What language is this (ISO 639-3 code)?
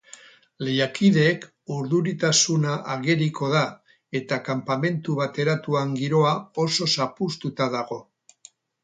eus